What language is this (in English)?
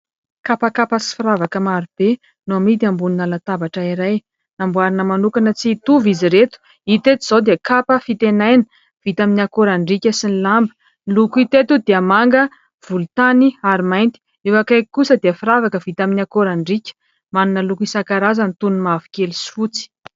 Malagasy